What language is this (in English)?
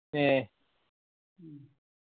Malayalam